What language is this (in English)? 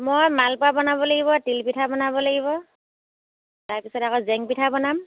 Assamese